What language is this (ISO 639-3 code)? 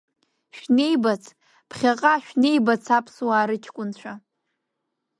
abk